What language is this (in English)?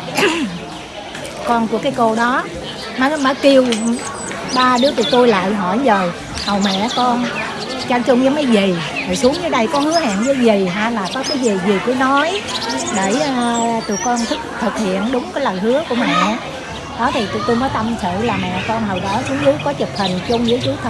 Vietnamese